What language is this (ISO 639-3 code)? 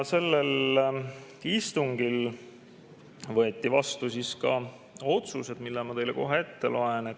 est